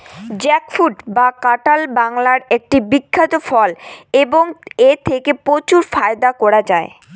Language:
Bangla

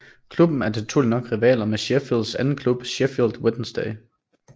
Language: Danish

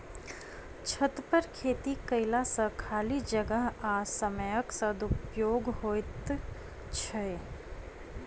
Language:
Maithili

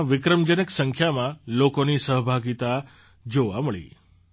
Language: Gujarati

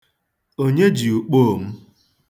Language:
Igbo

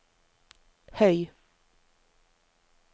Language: Norwegian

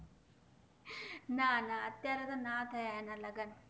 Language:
Gujarati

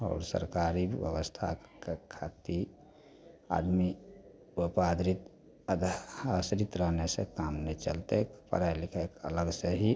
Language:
Maithili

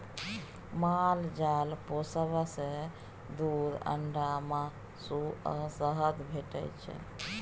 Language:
Maithili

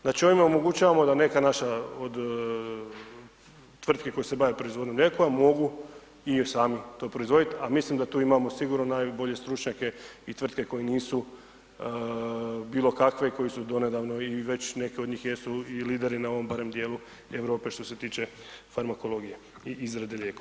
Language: Croatian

